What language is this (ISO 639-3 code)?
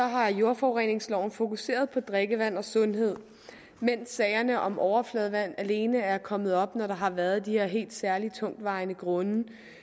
dan